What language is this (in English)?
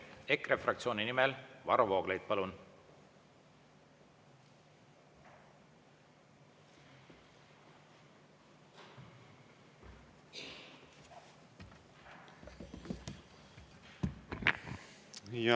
Estonian